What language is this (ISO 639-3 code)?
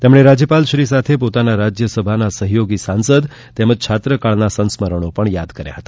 guj